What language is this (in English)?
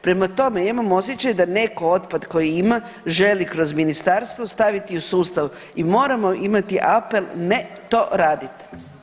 Croatian